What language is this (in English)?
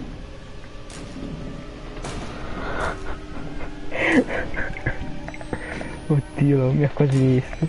Italian